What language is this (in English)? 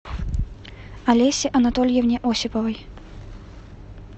Russian